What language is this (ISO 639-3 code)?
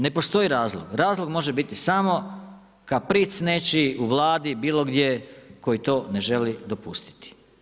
hrv